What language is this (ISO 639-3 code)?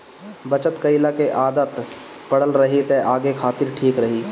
bho